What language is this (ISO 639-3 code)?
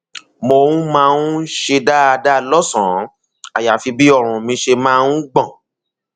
yor